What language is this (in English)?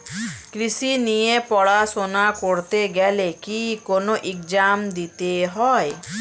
Bangla